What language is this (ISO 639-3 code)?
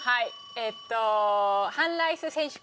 jpn